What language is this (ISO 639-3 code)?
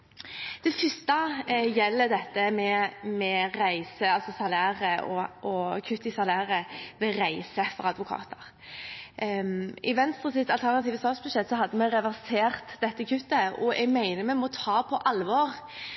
nob